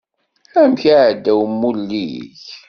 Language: Kabyle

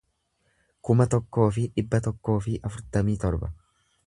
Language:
Oromo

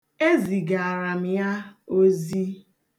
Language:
Igbo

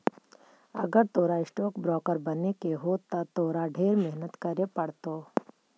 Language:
Magahi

